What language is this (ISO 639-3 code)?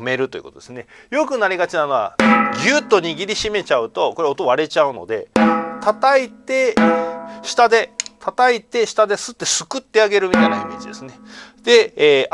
jpn